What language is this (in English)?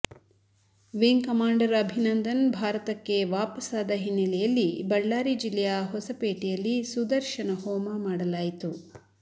Kannada